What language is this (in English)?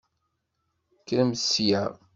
Kabyle